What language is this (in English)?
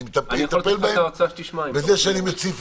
Hebrew